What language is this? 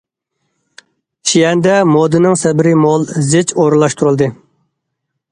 Uyghur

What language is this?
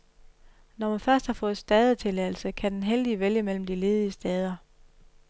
Danish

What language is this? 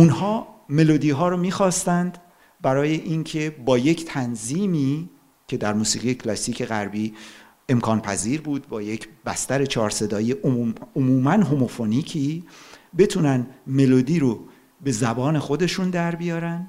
Persian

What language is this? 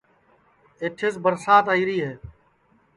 Sansi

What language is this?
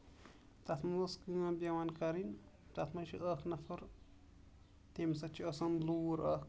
Kashmiri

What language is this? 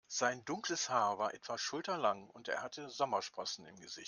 German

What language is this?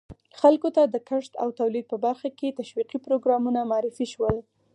Pashto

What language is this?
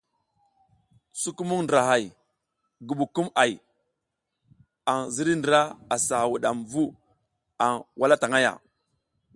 South Giziga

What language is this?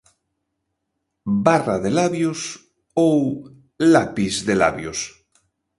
Galician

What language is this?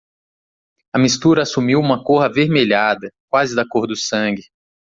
Portuguese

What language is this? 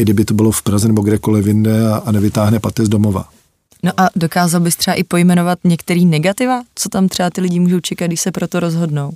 Czech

